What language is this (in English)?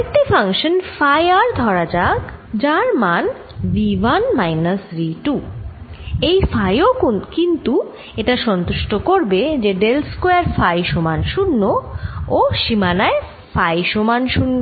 Bangla